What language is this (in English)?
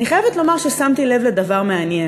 Hebrew